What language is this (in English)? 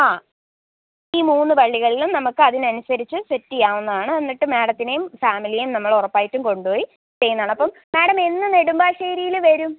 Malayalam